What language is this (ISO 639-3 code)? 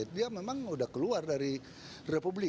ind